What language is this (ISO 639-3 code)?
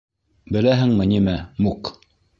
bak